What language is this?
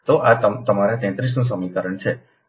Gujarati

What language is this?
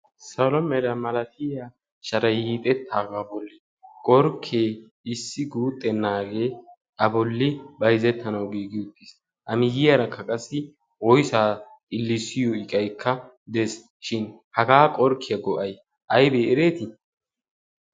Wolaytta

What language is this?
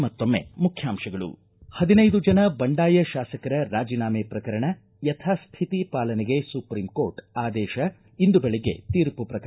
Kannada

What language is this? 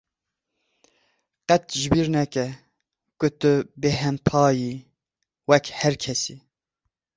Kurdish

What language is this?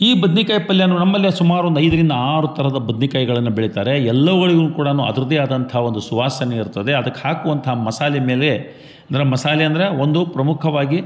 Kannada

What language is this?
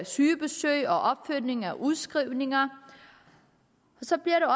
Danish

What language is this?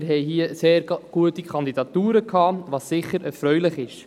Swiss German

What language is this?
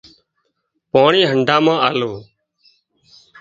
Wadiyara Koli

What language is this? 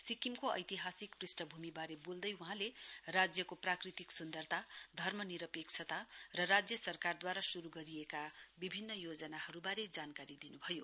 Nepali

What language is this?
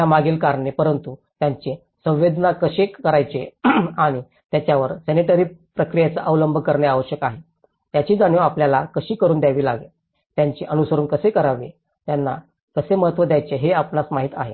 Marathi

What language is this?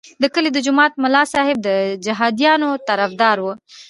Pashto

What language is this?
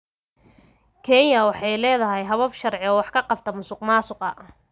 Somali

